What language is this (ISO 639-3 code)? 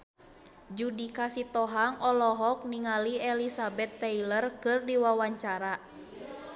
sun